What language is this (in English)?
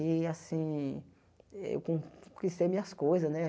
Portuguese